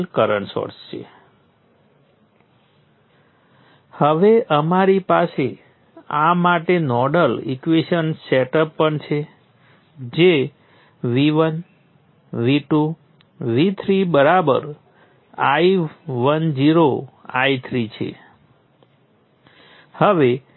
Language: Gujarati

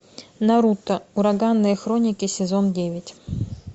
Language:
Russian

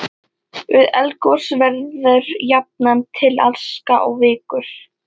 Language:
Icelandic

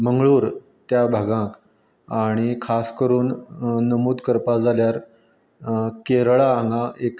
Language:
Konkani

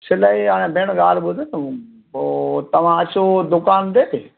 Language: Sindhi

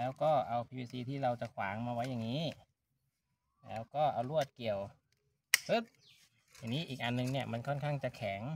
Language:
Thai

